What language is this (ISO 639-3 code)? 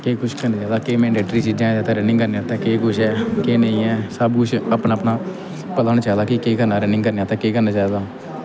doi